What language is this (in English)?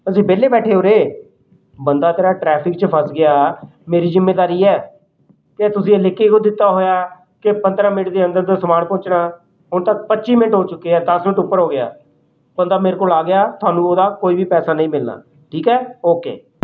Punjabi